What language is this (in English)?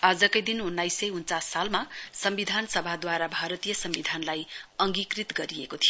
Nepali